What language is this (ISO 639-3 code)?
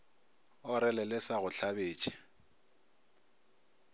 nso